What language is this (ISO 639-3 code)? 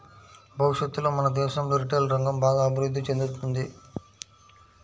tel